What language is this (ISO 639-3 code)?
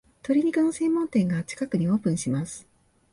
jpn